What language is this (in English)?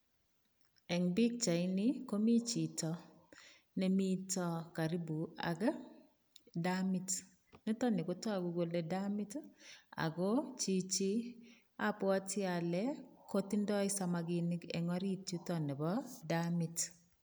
Kalenjin